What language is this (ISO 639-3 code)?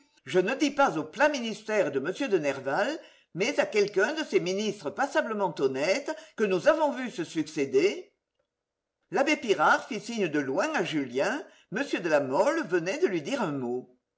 fra